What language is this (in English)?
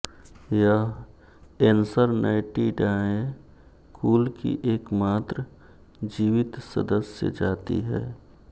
Hindi